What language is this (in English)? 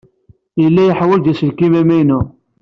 Kabyle